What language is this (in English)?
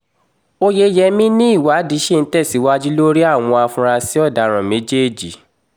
Yoruba